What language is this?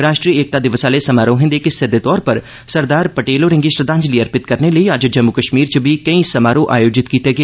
Dogri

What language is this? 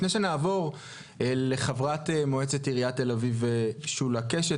Hebrew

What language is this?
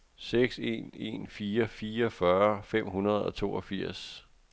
Danish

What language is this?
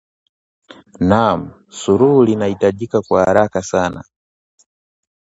Swahili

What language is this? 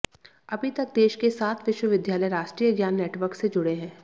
Hindi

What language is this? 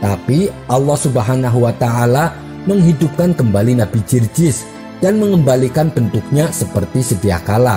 Indonesian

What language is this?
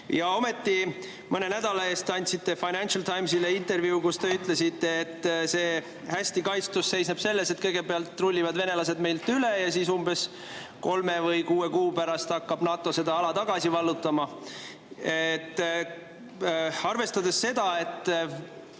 Estonian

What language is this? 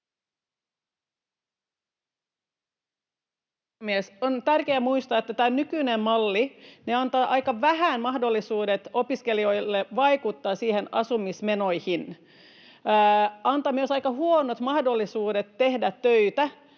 Finnish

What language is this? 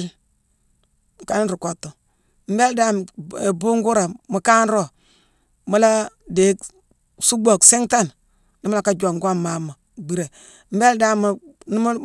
Mansoanka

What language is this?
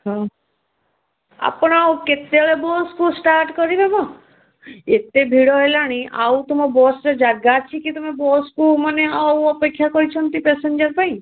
Odia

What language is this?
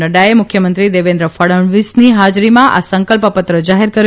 Gujarati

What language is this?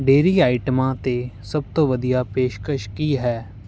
Punjabi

